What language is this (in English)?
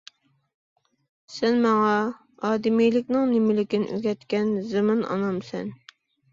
Uyghur